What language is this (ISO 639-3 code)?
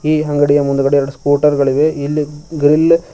kan